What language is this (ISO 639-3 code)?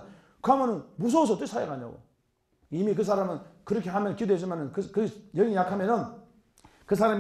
kor